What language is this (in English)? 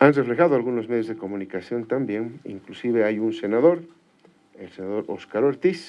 Spanish